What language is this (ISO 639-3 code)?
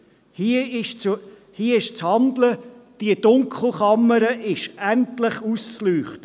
gsw